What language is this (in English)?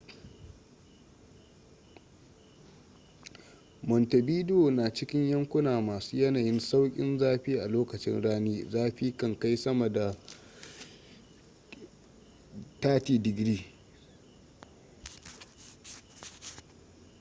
Hausa